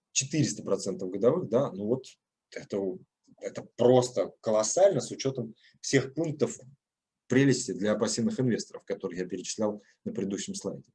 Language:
Russian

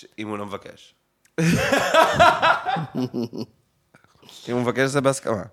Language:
Hebrew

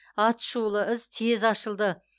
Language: Kazakh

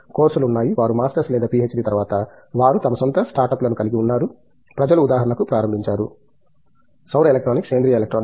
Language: Telugu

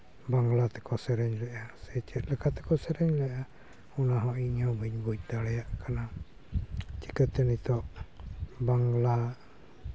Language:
Santali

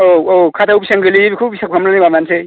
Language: Bodo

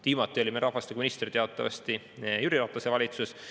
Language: Estonian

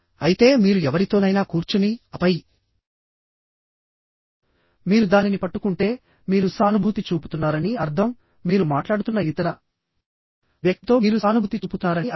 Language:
Telugu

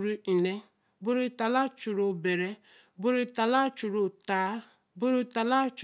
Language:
Eleme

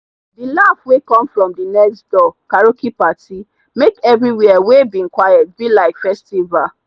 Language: Nigerian Pidgin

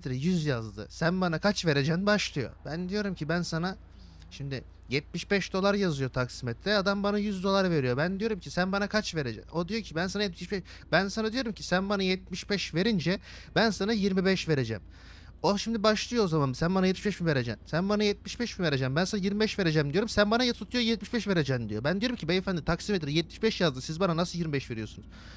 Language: Turkish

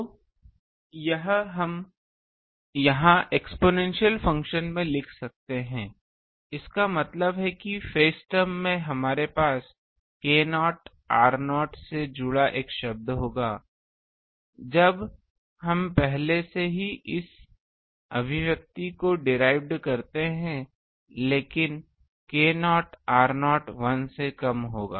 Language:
Hindi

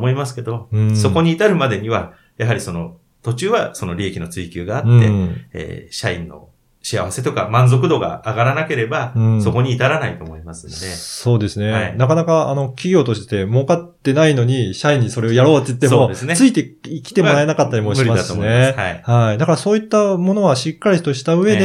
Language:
Japanese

